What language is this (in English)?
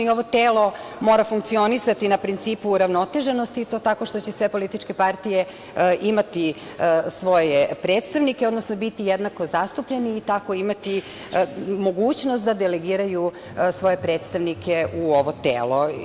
Serbian